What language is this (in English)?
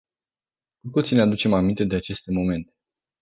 Romanian